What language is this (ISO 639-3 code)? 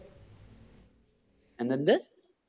mal